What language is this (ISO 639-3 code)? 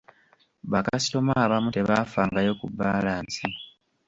lug